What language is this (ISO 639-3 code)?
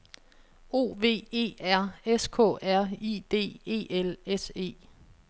dan